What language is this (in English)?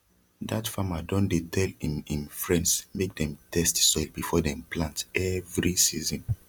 Nigerian Pidgin